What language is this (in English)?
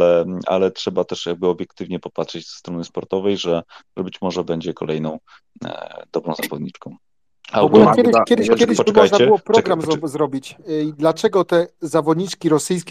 Polish